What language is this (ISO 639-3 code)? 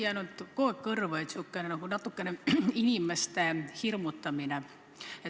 est